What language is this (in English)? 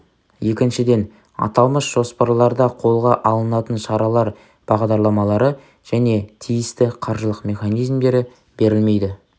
Kazakh